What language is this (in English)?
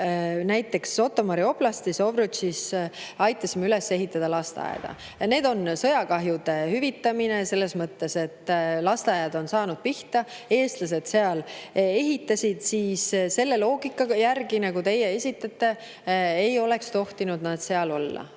Estonian